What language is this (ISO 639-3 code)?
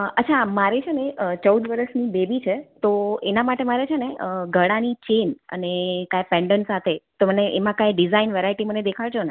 guj